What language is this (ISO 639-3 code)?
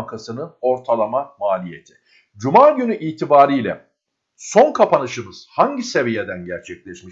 tur